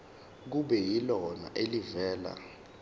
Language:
Zulu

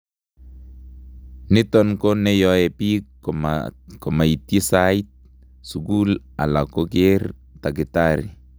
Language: Kalenjin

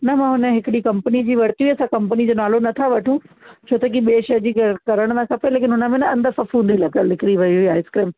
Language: Sindhi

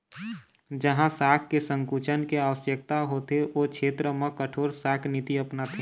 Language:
Chhattisgarhi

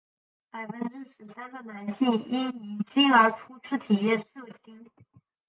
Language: Chinese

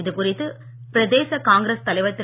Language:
Tamil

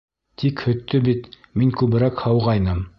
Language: Bashkir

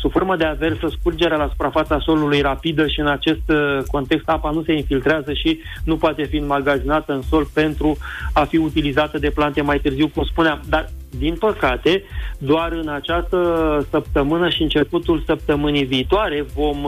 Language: Romanian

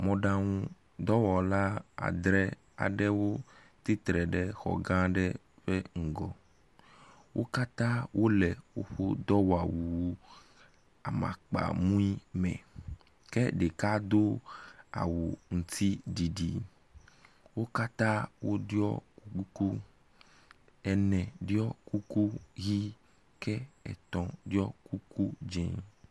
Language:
Ewe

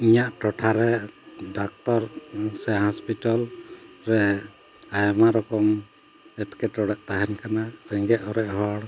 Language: Santali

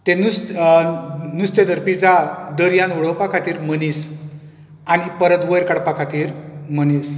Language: Konkani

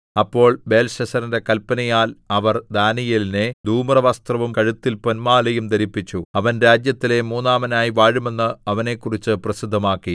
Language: Malayalam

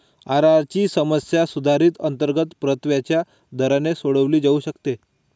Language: Marathi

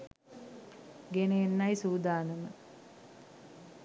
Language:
Sinhala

